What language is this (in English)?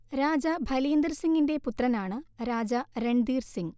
Malayalam